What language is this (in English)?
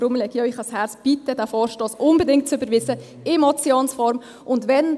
Swiss German